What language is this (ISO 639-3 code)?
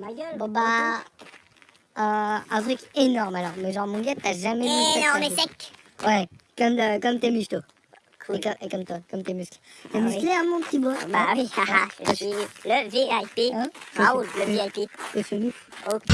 fra